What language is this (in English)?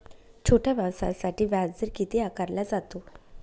Marathi